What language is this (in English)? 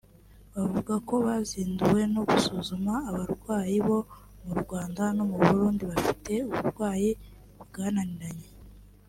Kinyarwanda